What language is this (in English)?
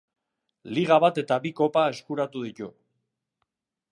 Basque